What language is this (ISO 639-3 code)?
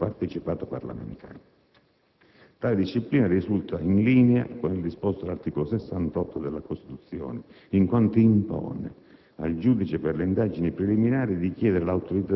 ita